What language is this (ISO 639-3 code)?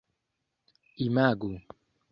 epo